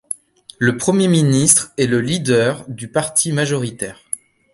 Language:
French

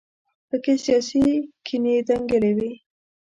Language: Pashto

